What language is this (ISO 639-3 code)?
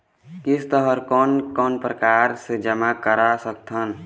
hne